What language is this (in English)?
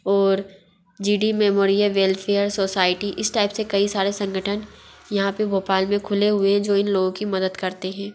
Hindi